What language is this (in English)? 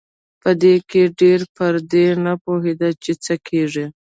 Pashto